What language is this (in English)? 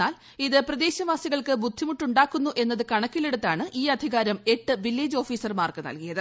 Malayalam